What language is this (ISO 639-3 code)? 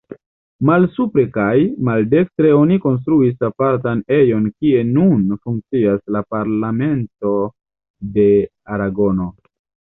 epo